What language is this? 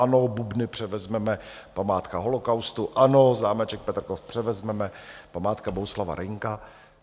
Czech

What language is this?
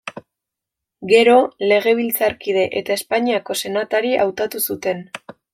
Basque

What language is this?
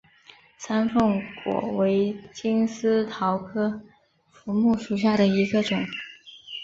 Chinese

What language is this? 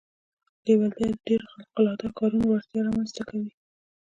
Pashto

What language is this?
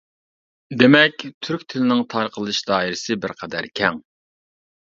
Uyghur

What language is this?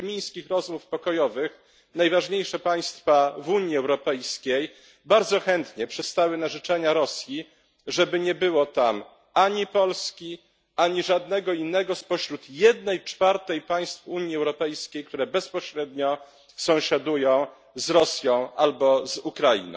Polish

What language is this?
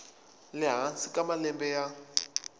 Tsonga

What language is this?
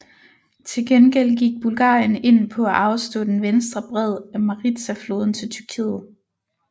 Danish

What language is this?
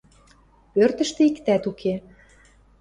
Western Mari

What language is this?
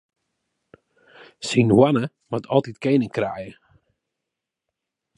Western Frisian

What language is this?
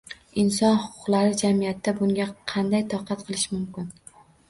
Uzbek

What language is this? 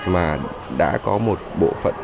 Vietnamese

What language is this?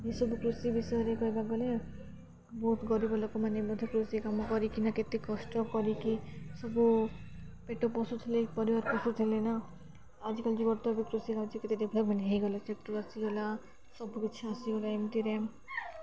Odia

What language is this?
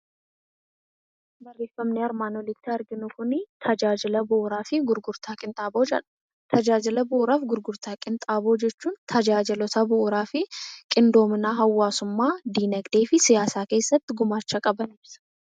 Oromo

